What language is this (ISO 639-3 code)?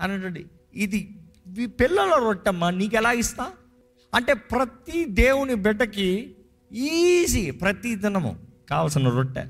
tel